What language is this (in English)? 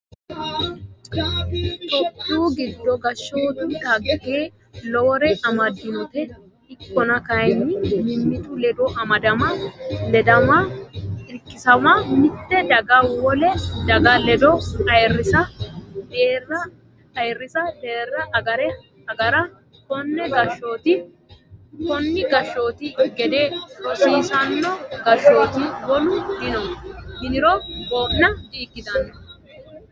Sidamo